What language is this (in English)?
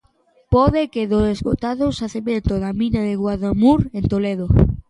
Galician